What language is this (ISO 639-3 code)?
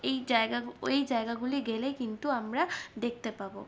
ben